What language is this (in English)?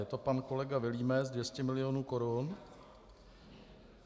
Czech